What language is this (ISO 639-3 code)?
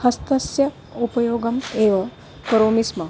san